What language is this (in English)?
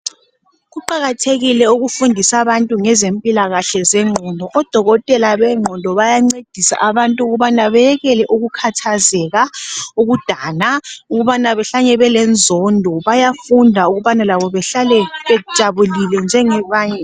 North Ndebele